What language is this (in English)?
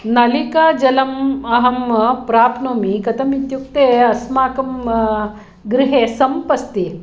Sanskrit